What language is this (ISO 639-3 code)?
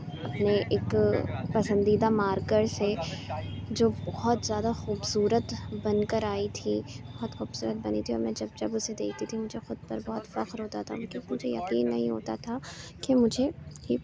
urd